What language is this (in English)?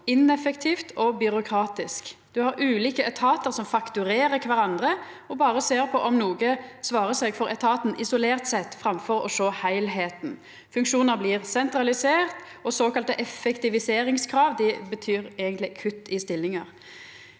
Norwegian